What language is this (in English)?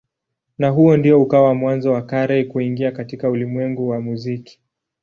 Swahili